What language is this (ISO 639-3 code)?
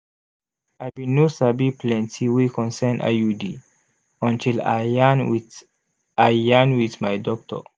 pcm